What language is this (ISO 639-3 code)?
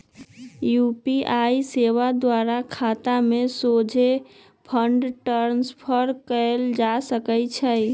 mag